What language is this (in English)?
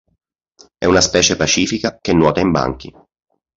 Italian